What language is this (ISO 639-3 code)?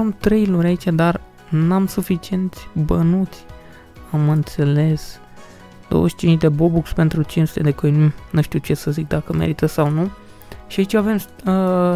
ron